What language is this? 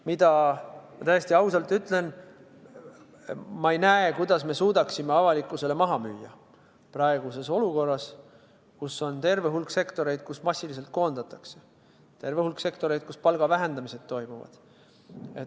Estonian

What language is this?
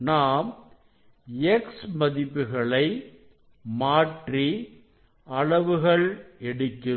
Tamil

